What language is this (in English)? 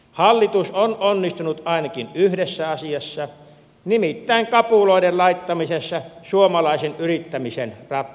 Finnish